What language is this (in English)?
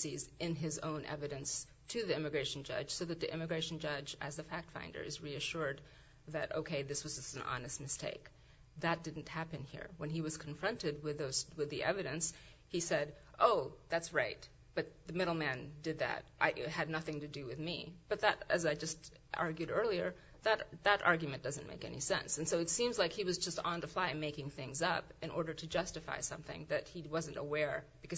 English